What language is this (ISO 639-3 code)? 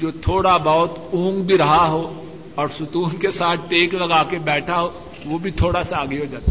urd